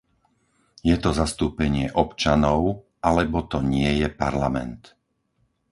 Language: Slovak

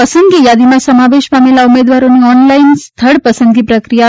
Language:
Gujarati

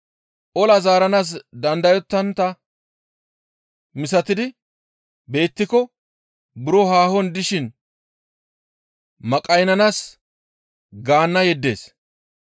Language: Gamo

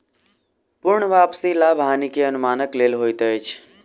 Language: Maithili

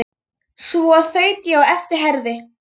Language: Icelandic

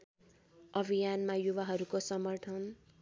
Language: Nepali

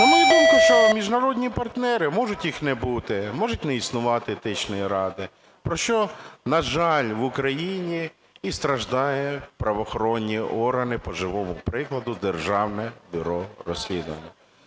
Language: Ukrainian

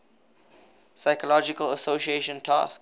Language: English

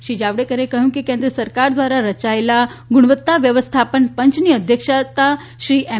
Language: Gujarati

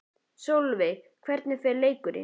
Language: Icelandic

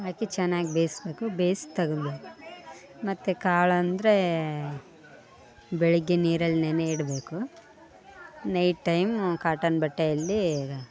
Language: Kannada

